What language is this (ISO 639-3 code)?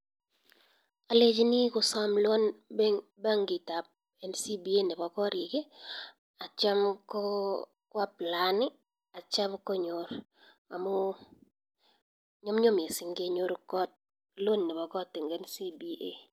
kln